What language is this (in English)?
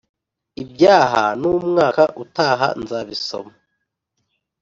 Kinyarwanda